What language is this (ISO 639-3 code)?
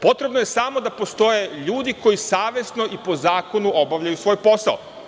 srp